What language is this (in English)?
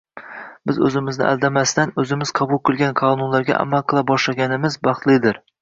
Uzbek